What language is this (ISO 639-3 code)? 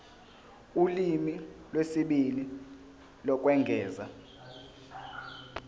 zul